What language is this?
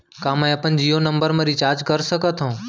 Chhattisgarhi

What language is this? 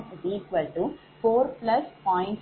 Tamil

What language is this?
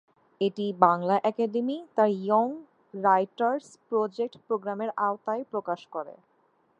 Bangla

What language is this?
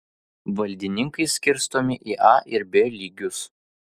Lithuanian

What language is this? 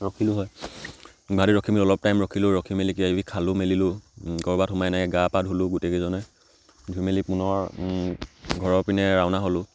Assamese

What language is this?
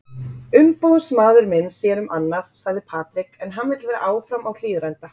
Icelandic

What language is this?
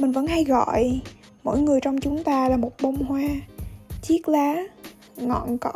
Vietnamese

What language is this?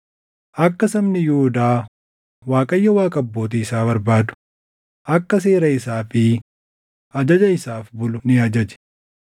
Oromo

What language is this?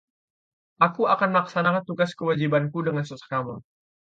Indonesian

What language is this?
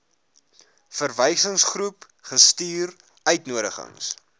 Afrikaans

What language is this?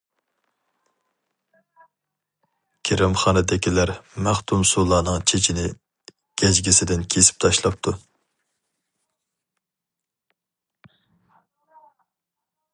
Uyghur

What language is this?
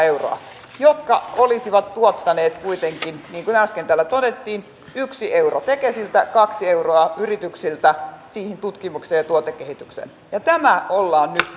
Finnish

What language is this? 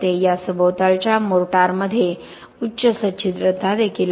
Marathi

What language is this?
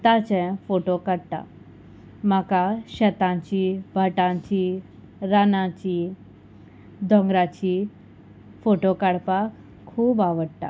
Konkani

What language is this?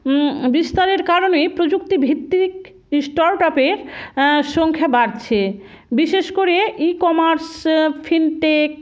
Bangla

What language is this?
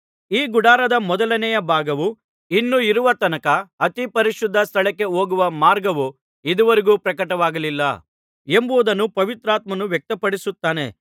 Kannada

